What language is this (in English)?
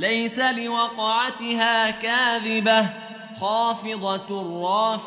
Arabic